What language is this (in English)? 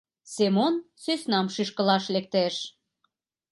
Mari